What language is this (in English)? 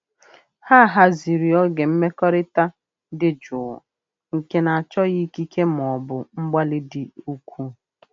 Igbo